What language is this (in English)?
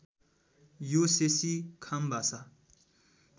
Nepali